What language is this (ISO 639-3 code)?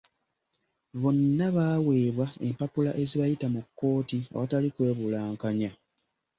lug